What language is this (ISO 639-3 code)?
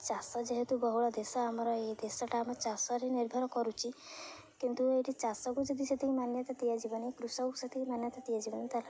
ori